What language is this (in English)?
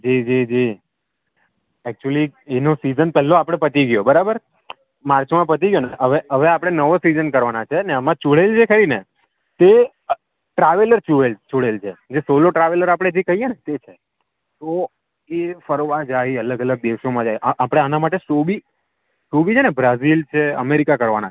Gujarati